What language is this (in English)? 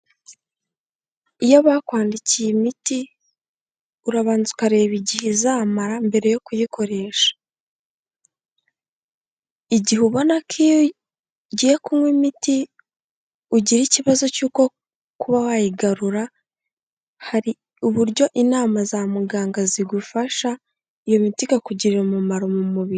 Kinyarwanda